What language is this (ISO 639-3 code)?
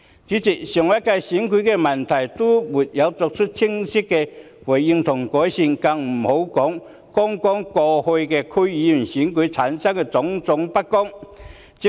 yue